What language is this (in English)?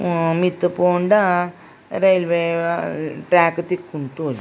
Tulu